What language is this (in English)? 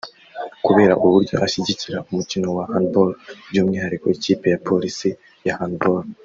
Kinyarwanda